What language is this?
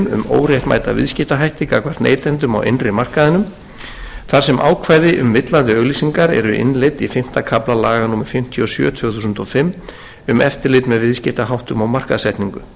Icelandic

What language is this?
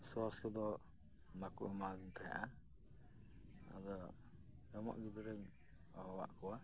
Santali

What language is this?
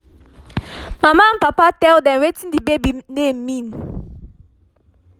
Nigerian Pidgin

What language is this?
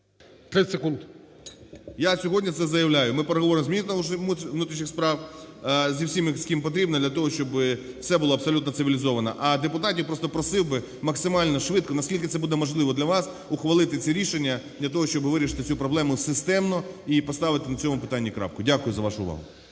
Ukrainian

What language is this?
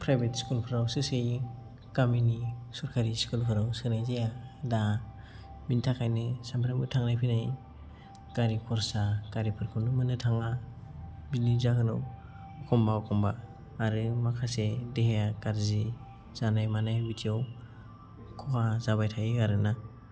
Bodo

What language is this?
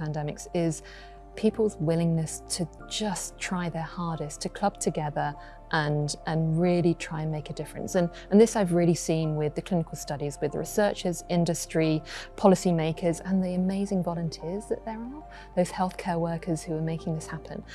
English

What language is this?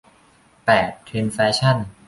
Thai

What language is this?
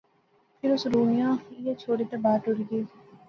Pahari-Potwari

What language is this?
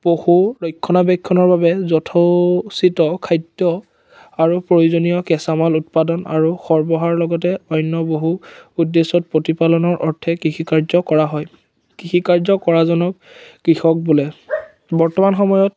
Assamese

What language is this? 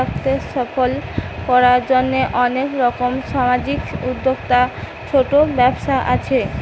Bangla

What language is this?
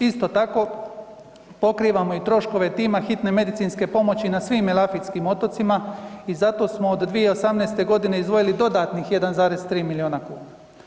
Croatian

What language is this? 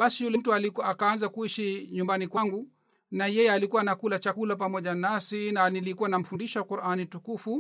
Swahili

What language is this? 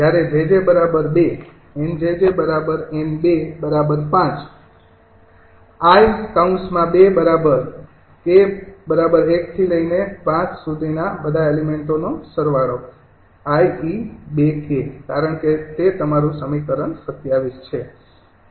Gujarati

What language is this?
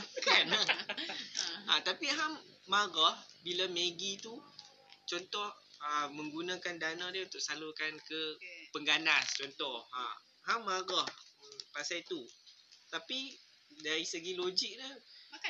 Malay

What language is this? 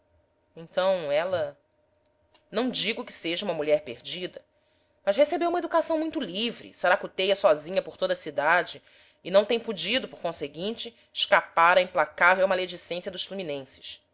Portuguese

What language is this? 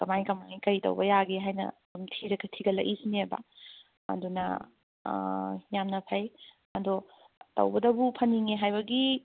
Manipuri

